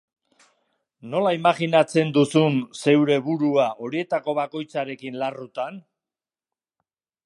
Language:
Basque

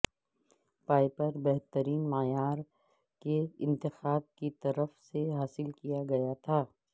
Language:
Urdu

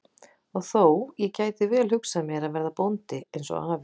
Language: Icelandic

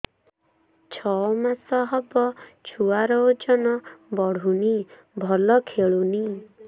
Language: Odia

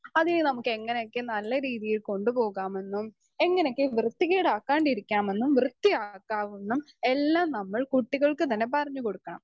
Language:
Malayalam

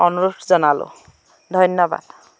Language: Assamese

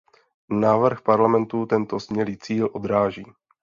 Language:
Czech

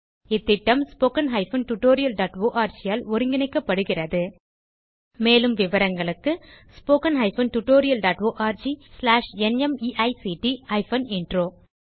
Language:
Tamil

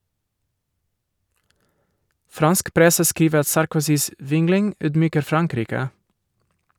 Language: Norwegian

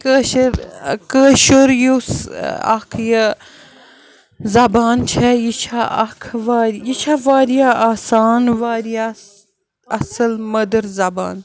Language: Kashmiri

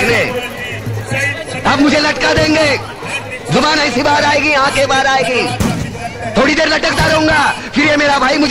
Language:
Arabic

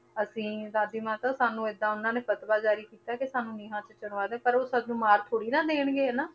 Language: Punjabi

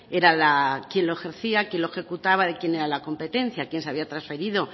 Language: Spanish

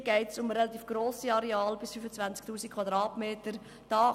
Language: Swiss German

